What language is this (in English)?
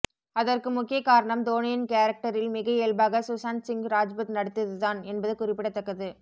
Tamil